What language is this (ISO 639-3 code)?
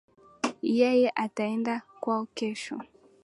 swa